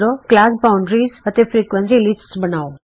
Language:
Punjabi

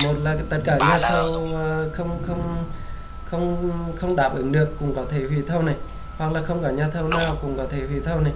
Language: Vietnamese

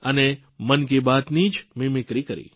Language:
Gujarati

